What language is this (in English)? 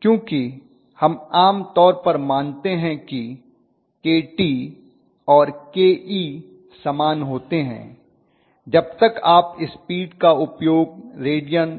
Hindi